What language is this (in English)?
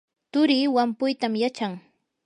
Yanahuanca Pasco Quechua